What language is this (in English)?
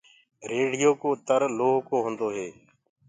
Gurgula